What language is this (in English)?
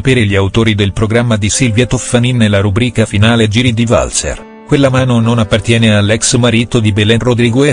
Italian